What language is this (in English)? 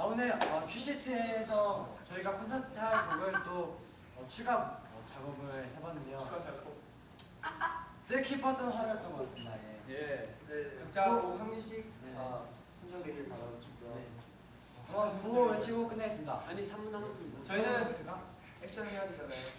Korean